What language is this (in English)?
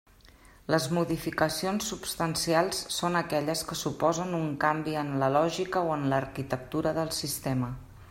Catalan